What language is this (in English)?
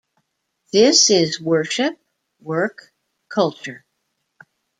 English